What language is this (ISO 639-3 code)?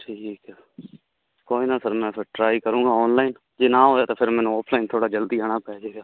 pan